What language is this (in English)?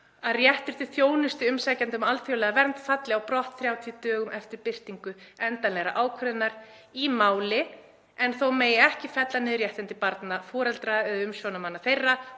Icelandic